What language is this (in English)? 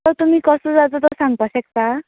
Konkani